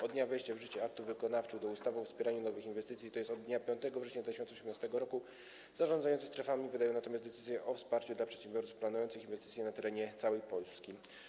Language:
Polish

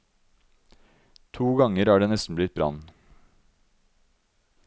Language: Norwegian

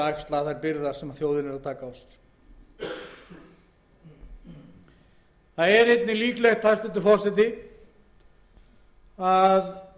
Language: Icelandic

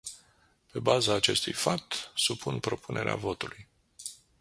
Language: Romanian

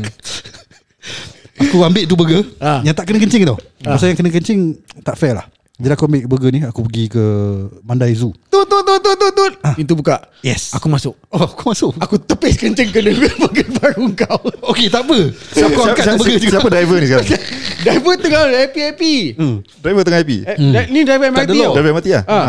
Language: Malay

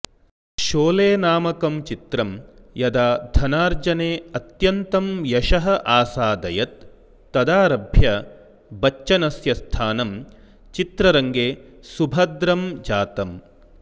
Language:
Sanskrit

